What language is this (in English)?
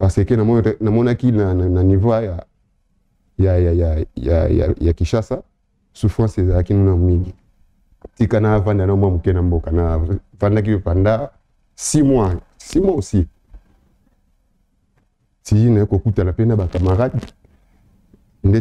French